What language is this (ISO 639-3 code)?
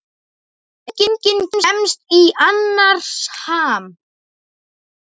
isl